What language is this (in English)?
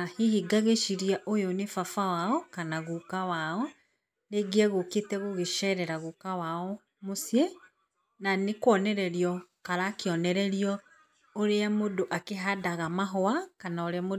Kikuyu